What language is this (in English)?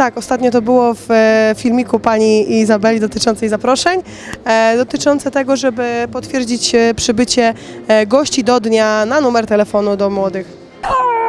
Polish